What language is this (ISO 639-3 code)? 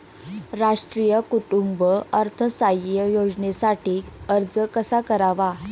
mar